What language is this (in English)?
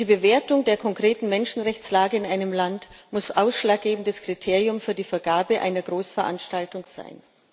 German